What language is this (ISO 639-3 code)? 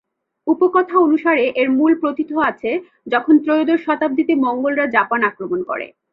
ben